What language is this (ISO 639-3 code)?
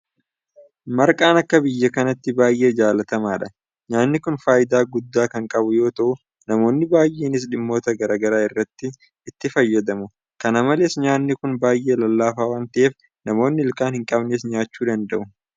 orm